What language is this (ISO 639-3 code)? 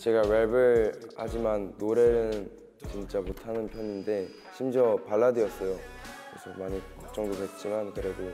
kor